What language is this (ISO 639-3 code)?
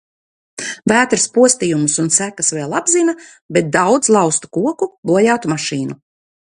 lav